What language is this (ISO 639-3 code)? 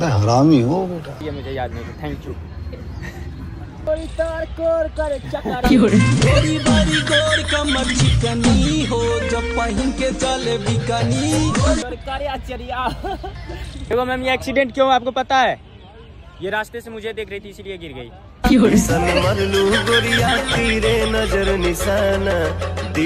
hin